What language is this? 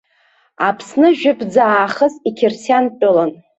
Abkhazian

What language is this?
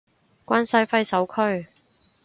Cantonese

